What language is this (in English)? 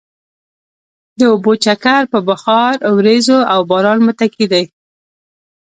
Pashto